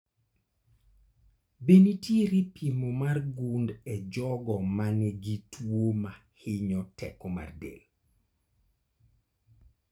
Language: Luo (Kenya and Tanzania)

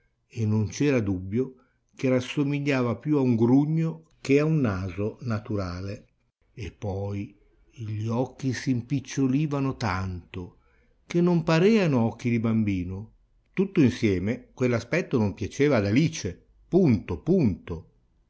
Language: Italian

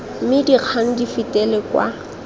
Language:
Tswana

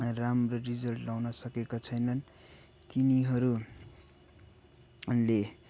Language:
Nepali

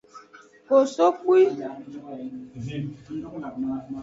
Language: Aja (Benin)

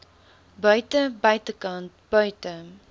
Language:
Afrikaans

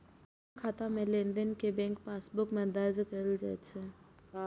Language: Maithili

